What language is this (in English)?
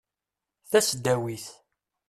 Kabyle